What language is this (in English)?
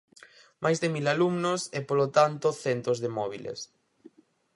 Galician